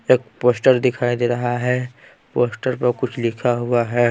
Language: Hindi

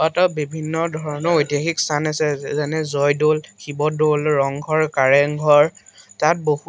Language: Assamese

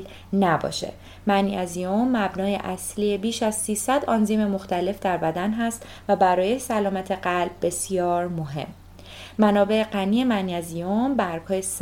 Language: Persian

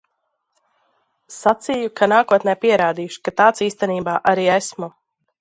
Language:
Latvian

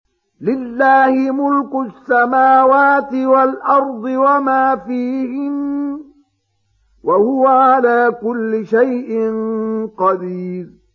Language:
Arabic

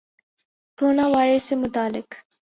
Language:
Urdu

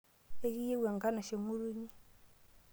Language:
Masai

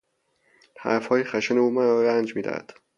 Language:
Persian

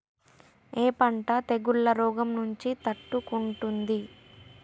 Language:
Telugu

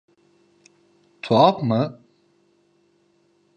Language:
Turkish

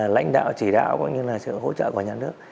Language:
Vietnamese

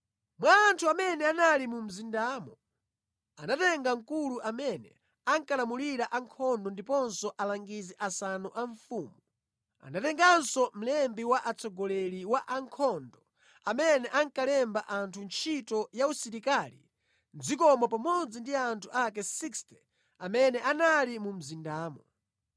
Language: Nyanja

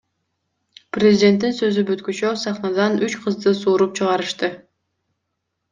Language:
Kyrgyz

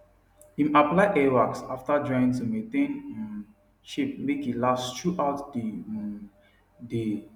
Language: Nigerian Pidgin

